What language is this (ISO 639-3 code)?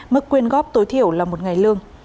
vie